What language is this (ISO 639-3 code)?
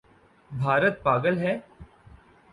urd